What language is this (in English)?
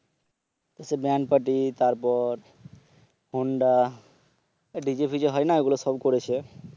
Bangla